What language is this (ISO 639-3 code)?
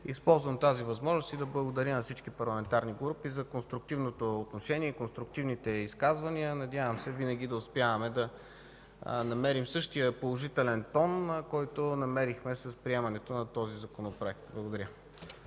bul